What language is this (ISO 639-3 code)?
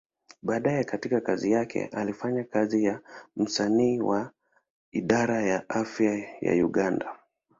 swa